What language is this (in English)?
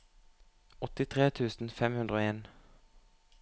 Norwegian